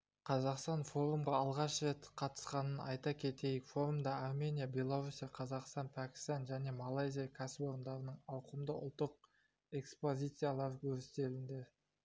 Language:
Kazakh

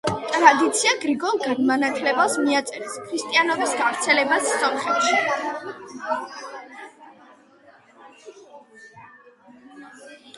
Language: Georgian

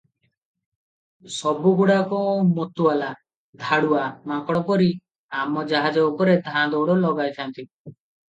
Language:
Odia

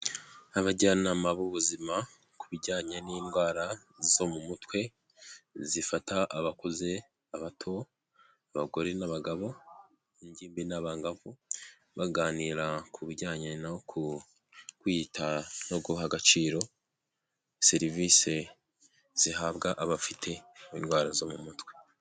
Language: Kinyarwanda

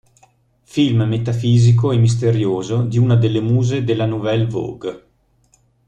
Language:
Italian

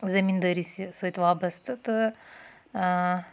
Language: Kashmiri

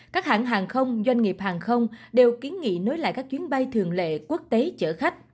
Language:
Vietnamese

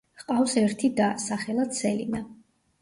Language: Georgian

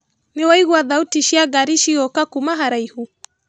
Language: Kikuyu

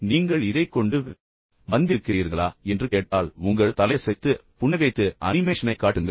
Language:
Tamil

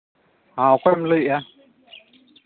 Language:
Santali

